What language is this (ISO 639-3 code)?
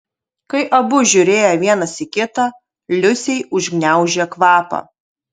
lit